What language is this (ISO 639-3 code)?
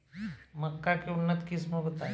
bho